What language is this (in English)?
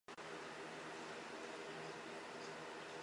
Chinese